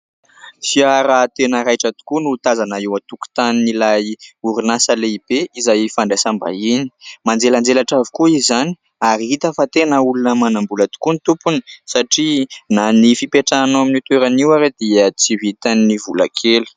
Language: Malagasy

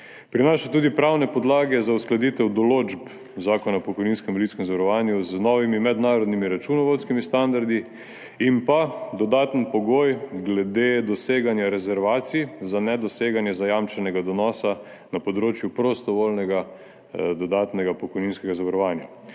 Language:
Slovenian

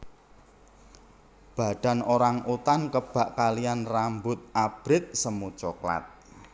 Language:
Javanese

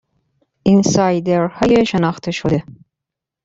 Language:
Persian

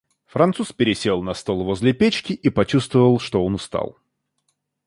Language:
Russian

